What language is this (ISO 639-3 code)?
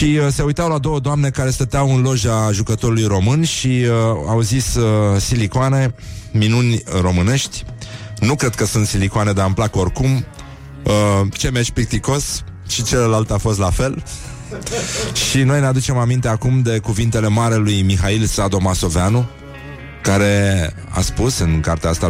ron